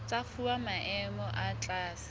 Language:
Southern Sotho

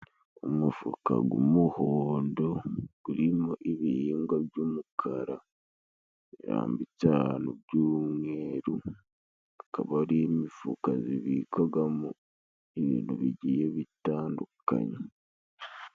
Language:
Kinyarwanda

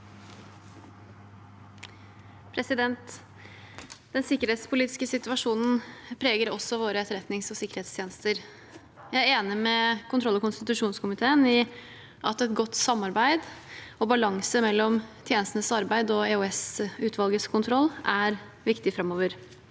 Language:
Norwegian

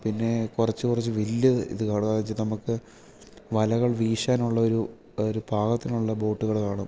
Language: Malayalam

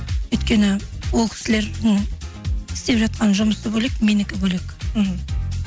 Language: Kazakh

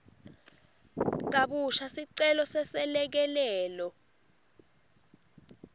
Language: Swati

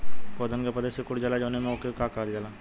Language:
Bhojpuri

